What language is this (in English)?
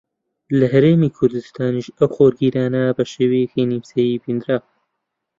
Central Kurdish